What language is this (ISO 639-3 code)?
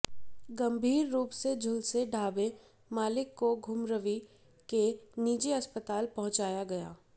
hin